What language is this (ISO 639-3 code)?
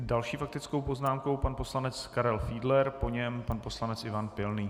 ces